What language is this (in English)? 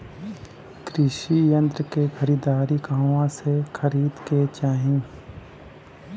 Bhojpuri